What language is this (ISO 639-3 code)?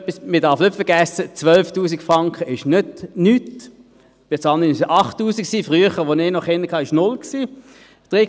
gsw